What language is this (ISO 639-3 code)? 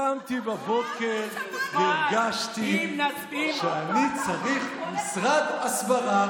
heb